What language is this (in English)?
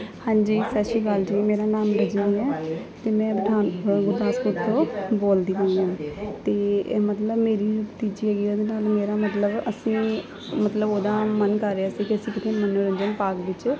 Punjabi